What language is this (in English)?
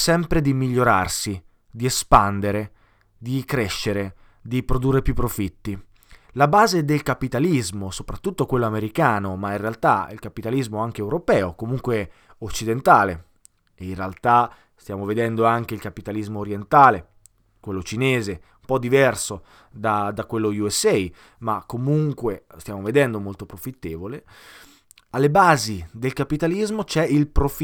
Italian